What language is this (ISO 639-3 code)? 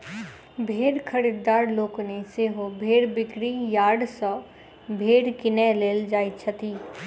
mai